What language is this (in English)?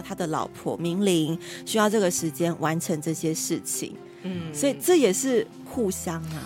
Chinese